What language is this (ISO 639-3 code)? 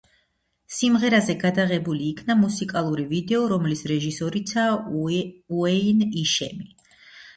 kat